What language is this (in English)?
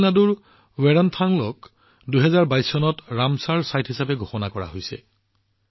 Assamese